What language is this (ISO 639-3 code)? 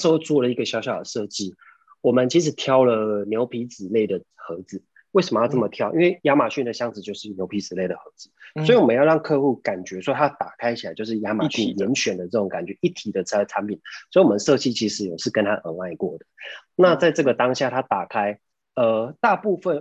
zho